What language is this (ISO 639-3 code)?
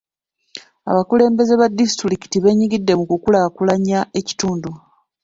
lug